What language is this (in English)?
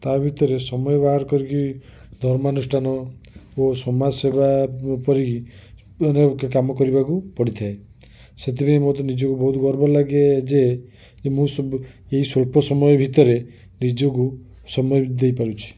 Odia